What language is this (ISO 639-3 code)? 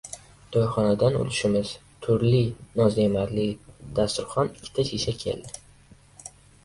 uzb